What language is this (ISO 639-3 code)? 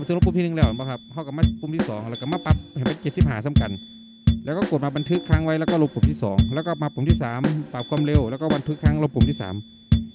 tha